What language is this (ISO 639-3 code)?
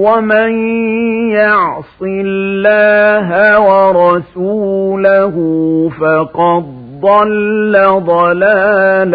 ara